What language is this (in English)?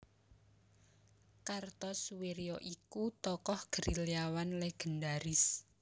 Javanese